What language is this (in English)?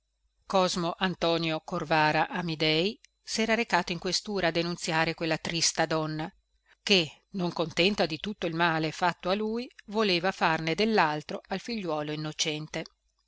Italian